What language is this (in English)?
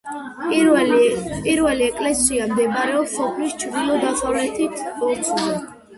Georgian